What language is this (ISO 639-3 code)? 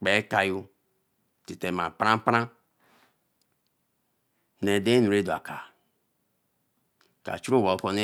elm